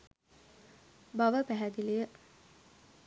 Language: Sinhala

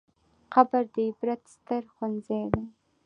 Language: Pashto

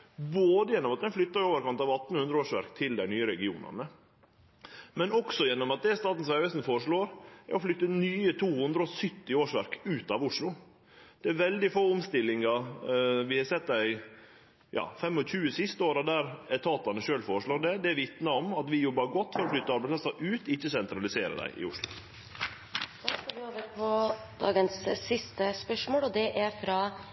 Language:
Norwegian Nynorsk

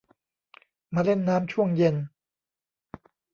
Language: Thai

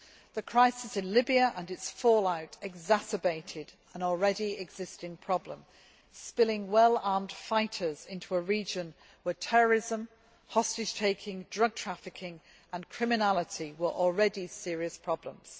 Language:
English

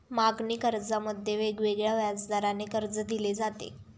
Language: Marathi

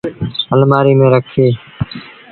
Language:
Sindhi Bhil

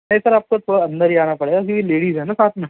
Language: Urdu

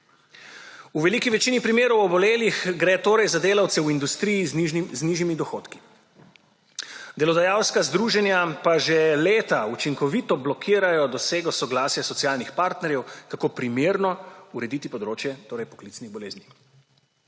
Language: Slovenian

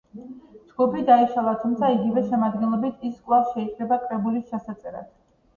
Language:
Georgian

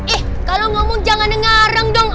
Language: Indonesian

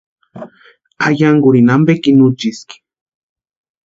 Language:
Western Highland Purepecha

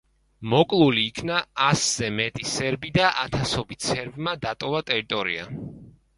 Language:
Georgian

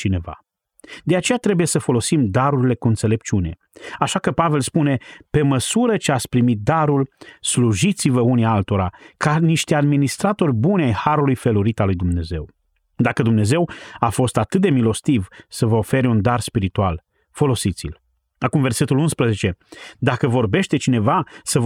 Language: Romanian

